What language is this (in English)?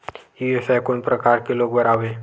Chhattisgarhi